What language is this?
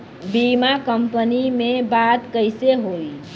Bhojpuri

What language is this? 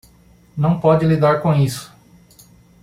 Portuguese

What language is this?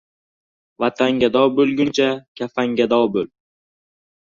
Uzbek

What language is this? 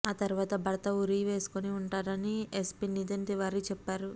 Telugu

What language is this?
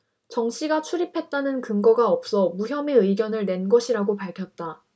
Korean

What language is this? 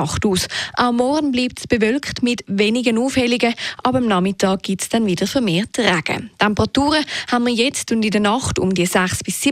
German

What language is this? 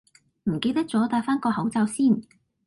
Cantonese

